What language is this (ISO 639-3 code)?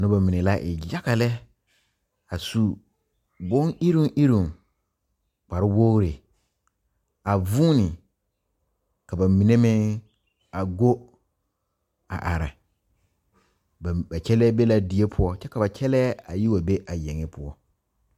dga